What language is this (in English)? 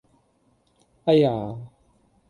Cantonese